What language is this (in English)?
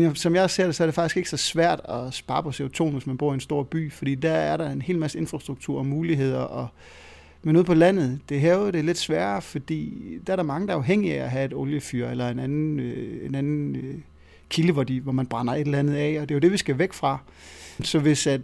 Danish